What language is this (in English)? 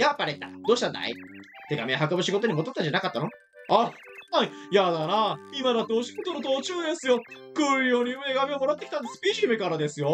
Japanese